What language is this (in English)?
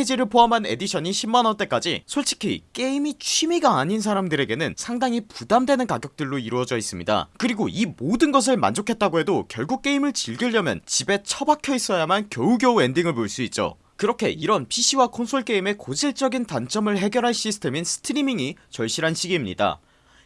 Korean